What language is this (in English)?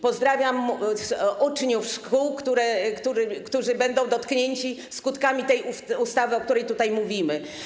Polish